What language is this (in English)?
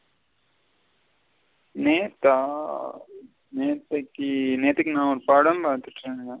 Tamil